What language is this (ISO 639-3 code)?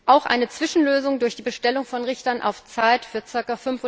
deu